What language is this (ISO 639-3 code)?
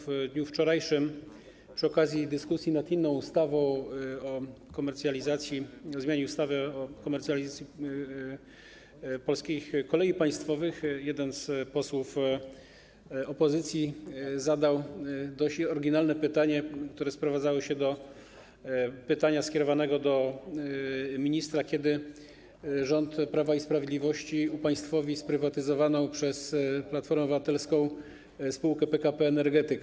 pol